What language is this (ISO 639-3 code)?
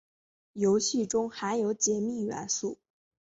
zho